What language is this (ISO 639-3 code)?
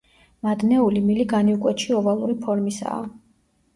kat